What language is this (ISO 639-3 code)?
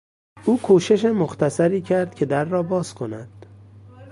fas